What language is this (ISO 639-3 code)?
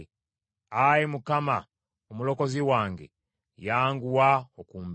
lug